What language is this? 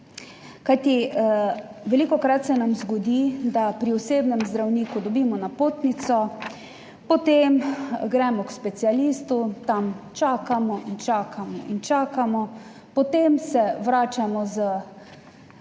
Slovenian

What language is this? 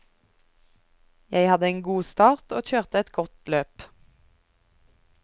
Norwegian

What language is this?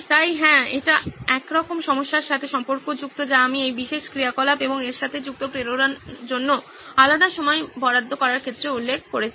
Bangla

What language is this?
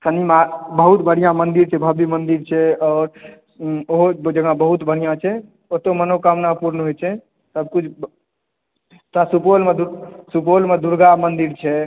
Maithili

